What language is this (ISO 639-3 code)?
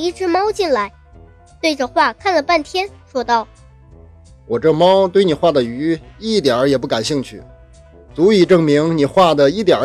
zho